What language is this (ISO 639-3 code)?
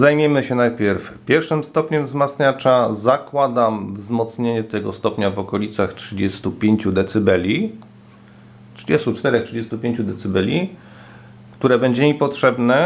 pol